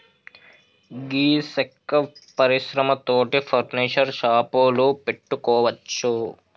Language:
Telugu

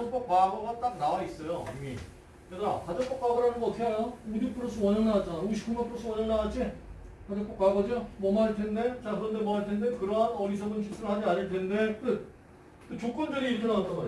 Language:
Korean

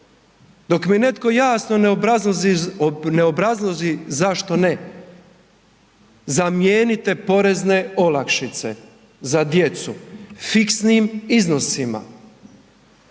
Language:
Croatian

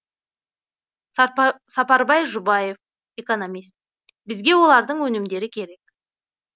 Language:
Kazakh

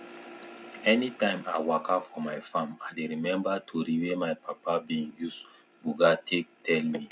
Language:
Nigerian Pidgin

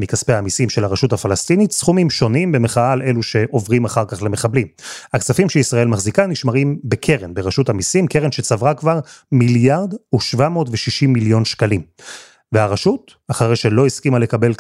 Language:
Hebrew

